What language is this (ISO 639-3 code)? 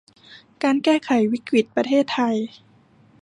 tha